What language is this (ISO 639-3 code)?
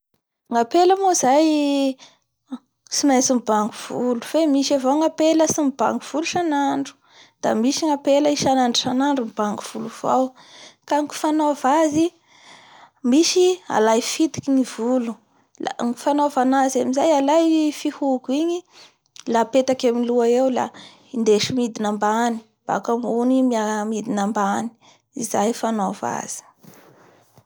bhr